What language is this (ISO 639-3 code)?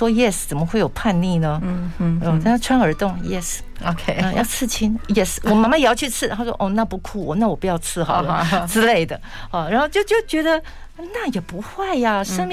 zho